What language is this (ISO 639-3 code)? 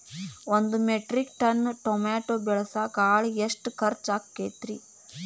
kan